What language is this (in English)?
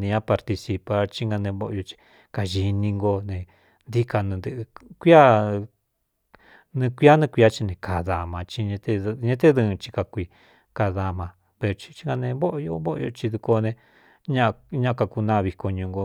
Cuyamecalco Mixtec